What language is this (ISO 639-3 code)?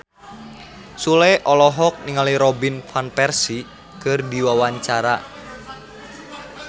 sun